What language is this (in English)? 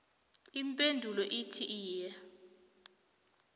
South Ndebele